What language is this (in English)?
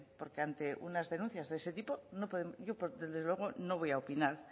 Spanish